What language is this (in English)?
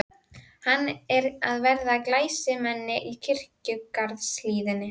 Icelandic